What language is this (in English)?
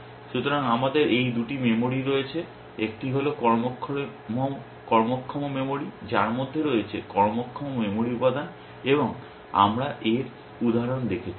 Bangla